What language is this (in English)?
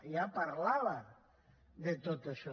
Catalan